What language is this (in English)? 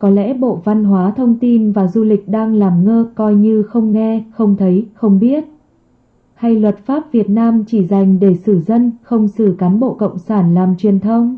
Vietnamese